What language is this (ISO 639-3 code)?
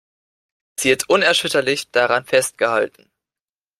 deu